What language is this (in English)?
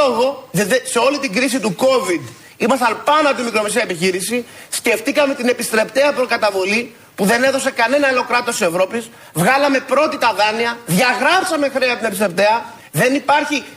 Greek